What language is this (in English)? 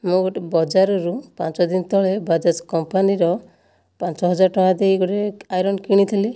Odia